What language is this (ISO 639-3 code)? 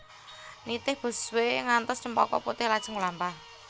jav